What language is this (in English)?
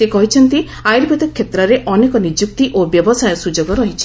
Odia